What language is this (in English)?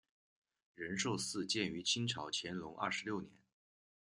Chinese